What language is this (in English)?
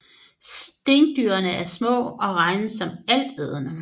Danish